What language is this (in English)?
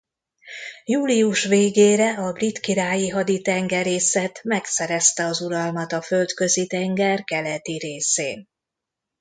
Hungarian